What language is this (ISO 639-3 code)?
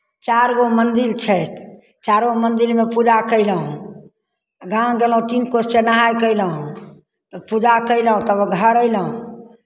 mai